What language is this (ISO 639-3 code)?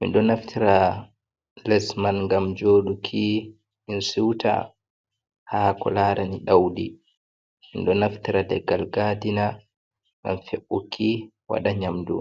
ful